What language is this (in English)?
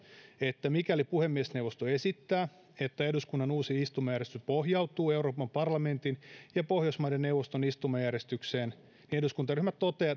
Finnish